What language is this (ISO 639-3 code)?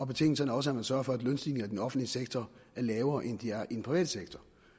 dan